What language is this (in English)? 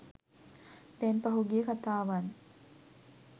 Sinhala